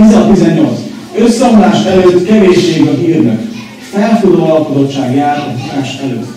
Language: Hungarian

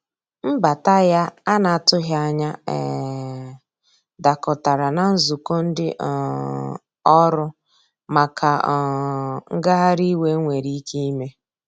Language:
Igbo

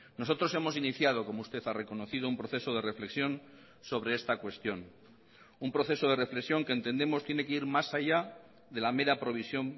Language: Spanish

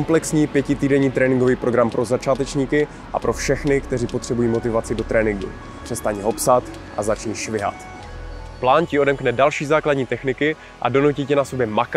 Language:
Czech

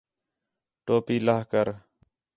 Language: Khetrani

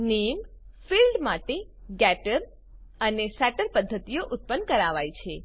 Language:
Gujarati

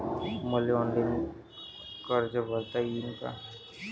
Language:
Marathi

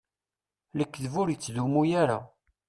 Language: Kabyle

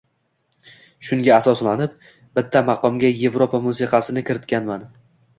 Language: Uzbek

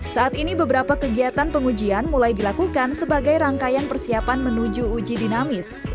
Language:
Indonesian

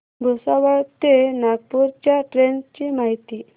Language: Marathi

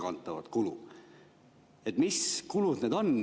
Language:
Estonian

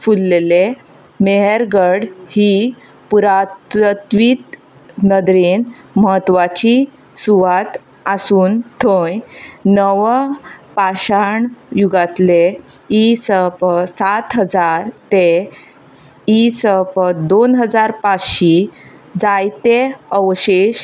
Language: Konkani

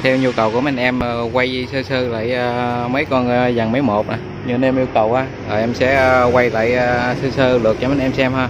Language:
Vietnamese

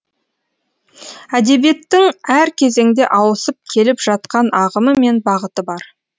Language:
Kazakh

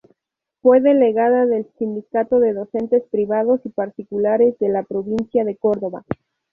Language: Spanish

